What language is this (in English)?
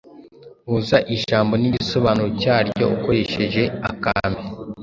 Kinyarwanda